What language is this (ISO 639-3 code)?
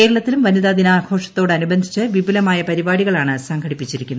mal